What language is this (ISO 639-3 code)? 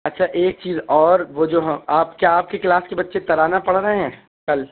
urd